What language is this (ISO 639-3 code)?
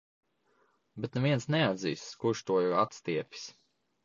lav